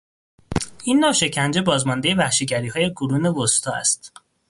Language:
Persian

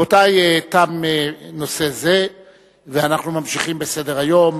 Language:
Hebrew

